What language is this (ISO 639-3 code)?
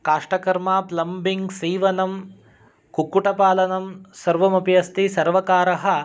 san